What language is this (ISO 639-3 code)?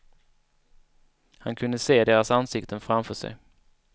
swe